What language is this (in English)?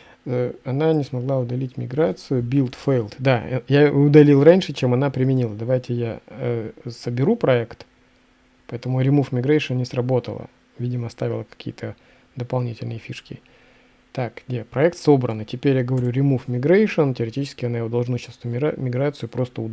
Russian